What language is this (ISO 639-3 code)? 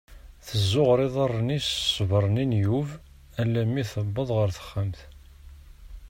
kab